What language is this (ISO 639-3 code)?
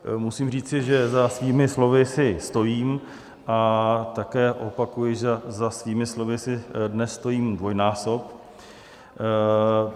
ces